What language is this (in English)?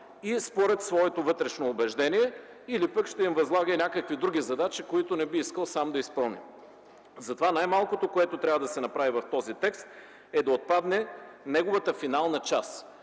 Bulgarian